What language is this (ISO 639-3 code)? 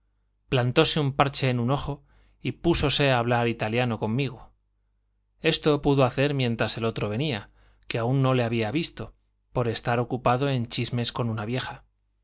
spa